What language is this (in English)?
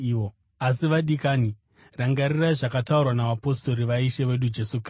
Shona